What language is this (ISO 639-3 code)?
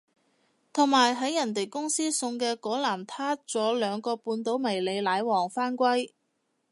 yue